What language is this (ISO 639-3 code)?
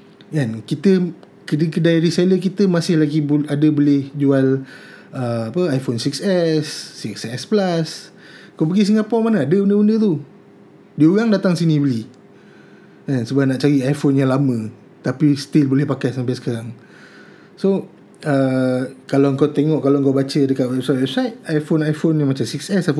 msa